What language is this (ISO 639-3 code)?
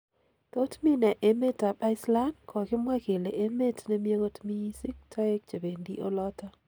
kln